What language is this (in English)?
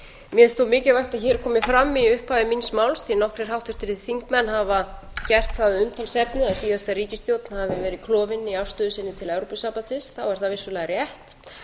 Icelandic